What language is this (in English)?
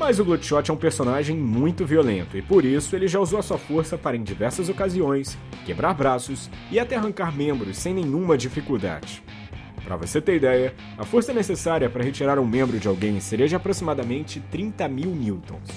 Portuguese